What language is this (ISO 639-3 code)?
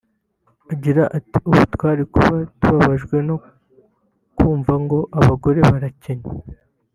kin